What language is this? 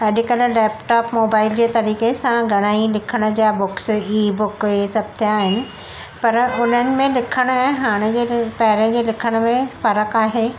Sindhi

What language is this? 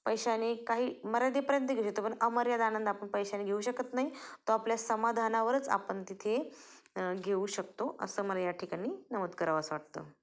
Marathi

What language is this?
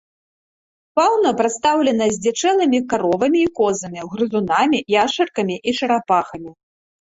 Belarusian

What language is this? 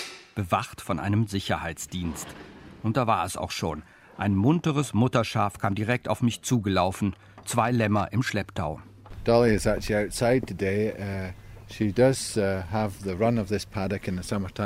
German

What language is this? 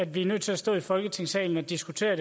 Danish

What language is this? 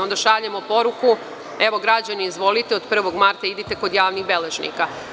Serbian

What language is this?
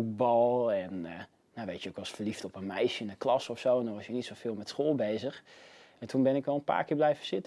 Dutch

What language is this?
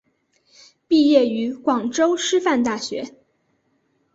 Chinese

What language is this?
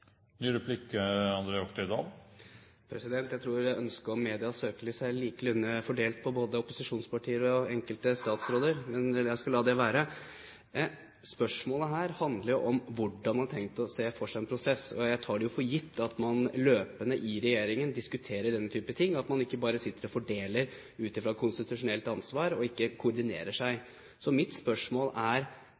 Norwegian Bokmål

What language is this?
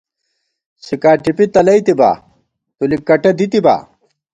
Gawar-Bati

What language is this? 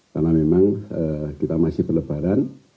Indonesian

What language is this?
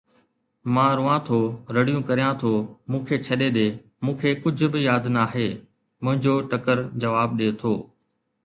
Sindhi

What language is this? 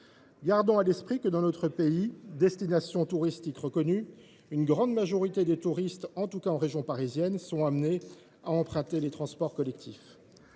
French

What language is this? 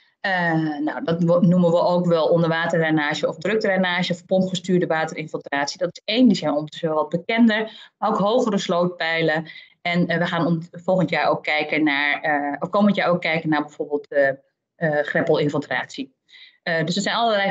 Dutch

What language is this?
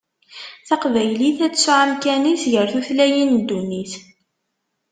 Kabyle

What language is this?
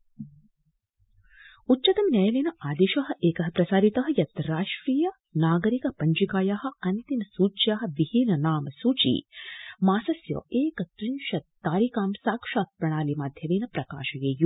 Sanskrit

